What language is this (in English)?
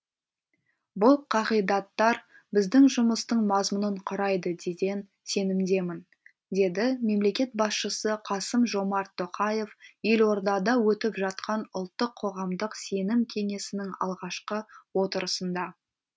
Kazakh